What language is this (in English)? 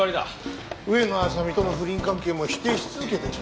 Japanese